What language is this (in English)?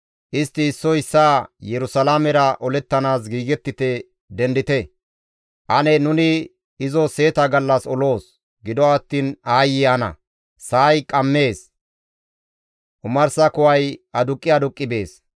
Gamo